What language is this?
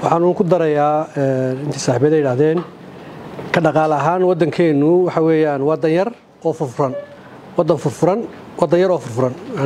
Arabic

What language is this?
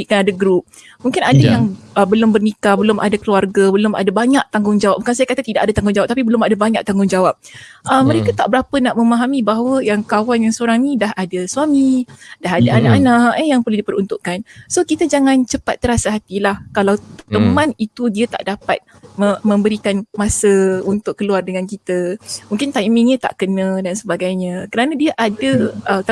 Malay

